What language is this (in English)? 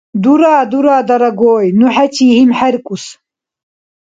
Dargwa